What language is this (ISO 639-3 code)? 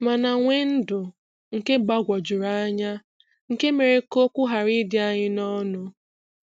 ibo